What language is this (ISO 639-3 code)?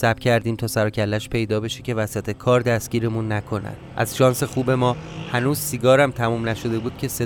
fas